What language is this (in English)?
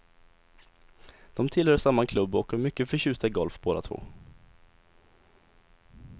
Swedish